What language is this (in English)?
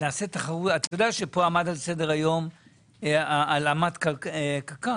Hebrew